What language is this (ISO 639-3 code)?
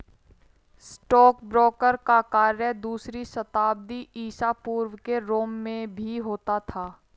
hin